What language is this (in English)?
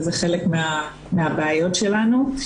Hebrew